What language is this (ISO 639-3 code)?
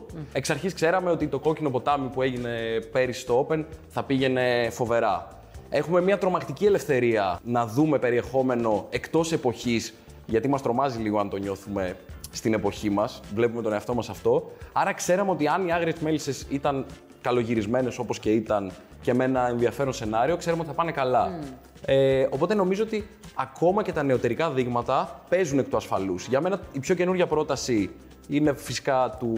ell